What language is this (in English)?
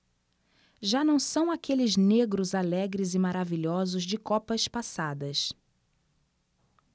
Portuguese